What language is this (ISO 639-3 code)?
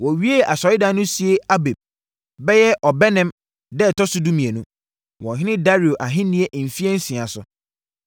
aka